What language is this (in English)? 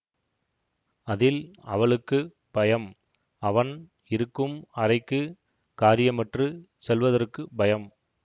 Tamil